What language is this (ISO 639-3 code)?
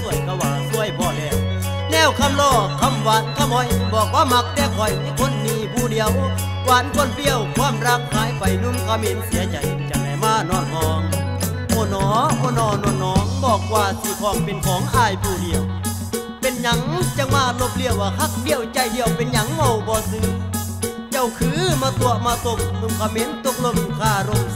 tha